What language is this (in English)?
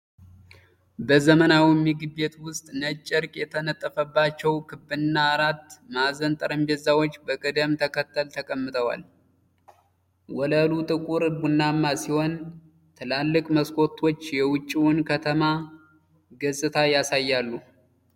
Amharic